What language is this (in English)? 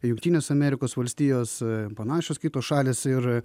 Lithuanian